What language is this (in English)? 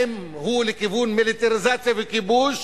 Hebrew